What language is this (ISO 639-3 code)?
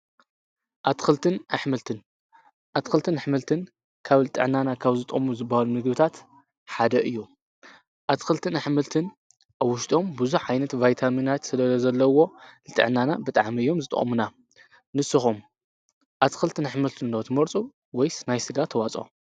tir